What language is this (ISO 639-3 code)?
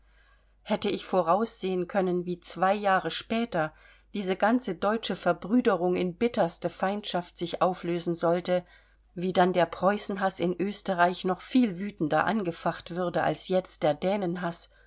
deu